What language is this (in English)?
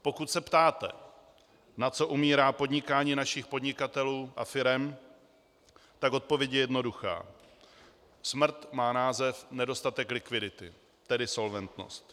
Czech